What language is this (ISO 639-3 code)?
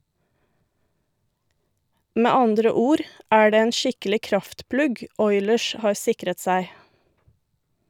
nor